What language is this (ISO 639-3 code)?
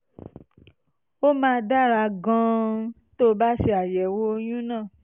yor